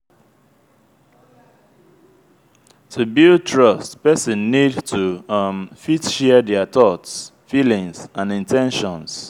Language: Nigerian Pidgin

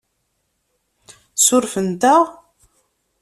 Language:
Kabyle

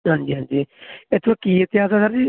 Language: Punjabi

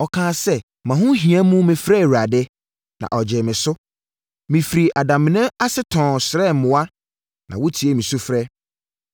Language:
Akan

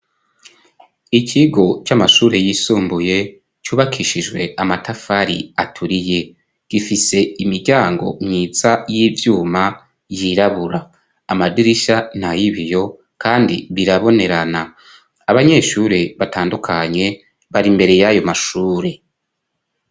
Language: Rundi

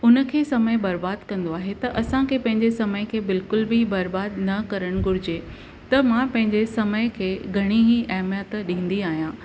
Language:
Sindhi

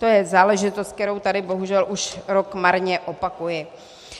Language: Czech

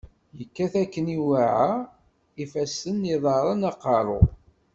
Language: Kabyle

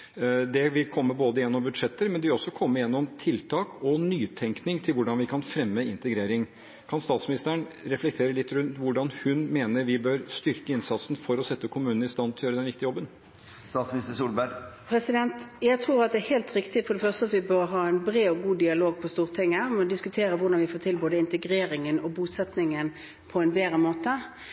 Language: Norwegian Bokmål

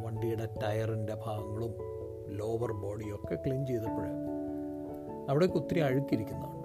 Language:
Malayalam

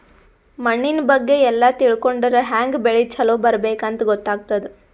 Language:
Kannada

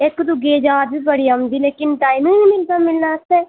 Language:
Dogri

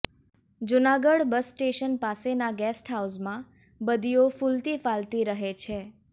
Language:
Gujarati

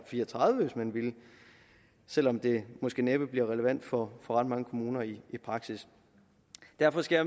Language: Danish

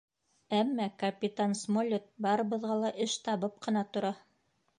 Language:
Bashkir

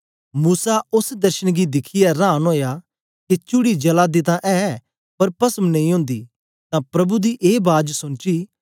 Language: Dogri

